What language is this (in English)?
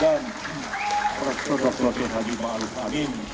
Indonesian